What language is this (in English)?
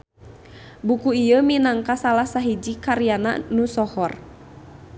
Sundanese